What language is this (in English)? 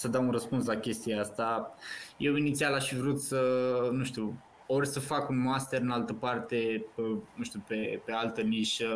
Romanian